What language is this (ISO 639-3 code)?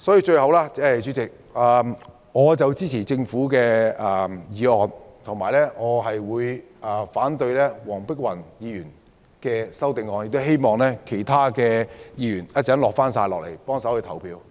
yue